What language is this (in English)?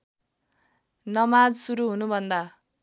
Nepali